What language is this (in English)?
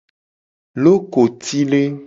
Gen